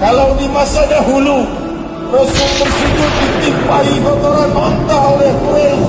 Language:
Malay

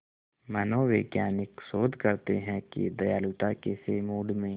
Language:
Hindi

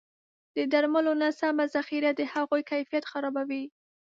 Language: Pashto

